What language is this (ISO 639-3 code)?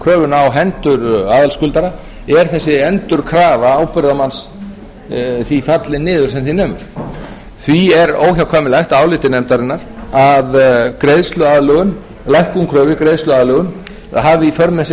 isl